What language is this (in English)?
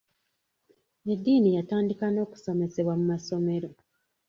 Ganda